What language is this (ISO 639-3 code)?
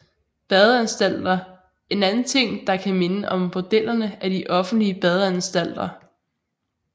dan